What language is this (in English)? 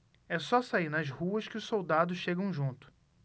Portuguese